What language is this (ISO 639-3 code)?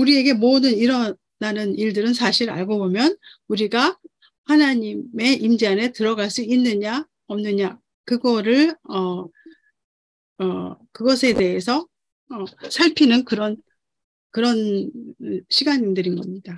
kor